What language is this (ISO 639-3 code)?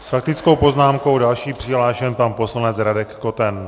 ces